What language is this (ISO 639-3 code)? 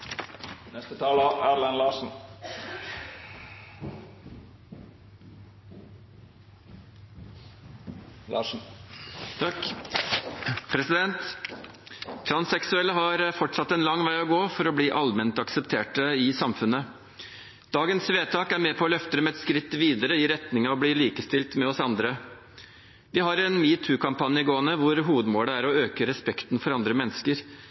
nob